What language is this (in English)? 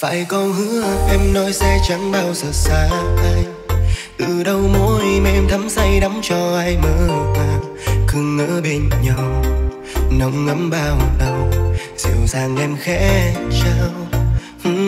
Vietnamese